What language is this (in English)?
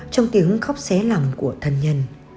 Vietnamese